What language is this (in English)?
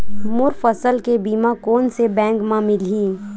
Chhattisgarhi